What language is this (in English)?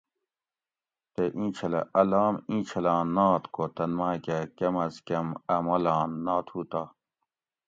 Gawri